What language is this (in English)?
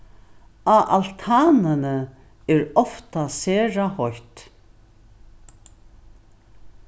Faroese